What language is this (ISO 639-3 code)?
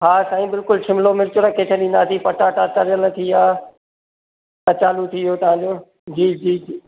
snd